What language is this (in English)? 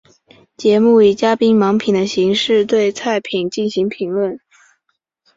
Chinese